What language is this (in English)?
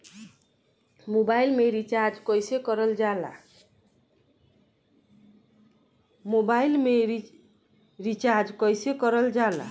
Bhojpuri